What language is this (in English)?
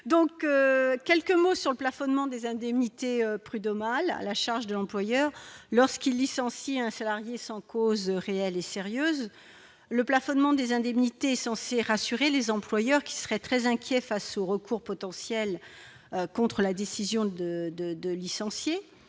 French